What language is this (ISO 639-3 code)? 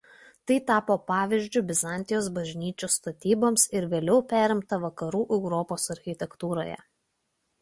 lit